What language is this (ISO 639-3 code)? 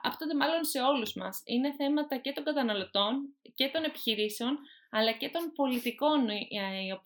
ell